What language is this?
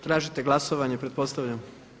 Croatian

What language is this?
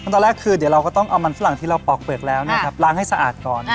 Thai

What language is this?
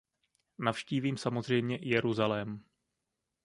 Czech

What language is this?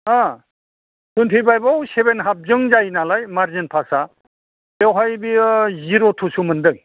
Bodo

